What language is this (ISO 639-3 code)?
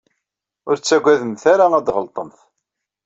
kab